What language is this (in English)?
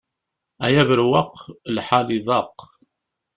Kabyle